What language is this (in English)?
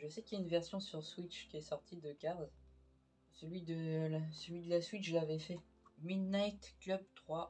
French